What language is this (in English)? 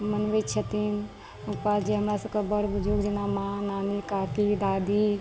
Maithili